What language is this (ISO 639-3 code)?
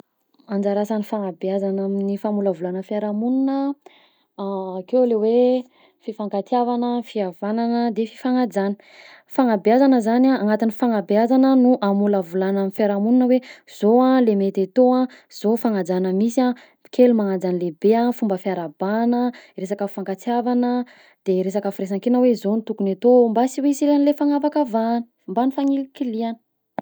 bzc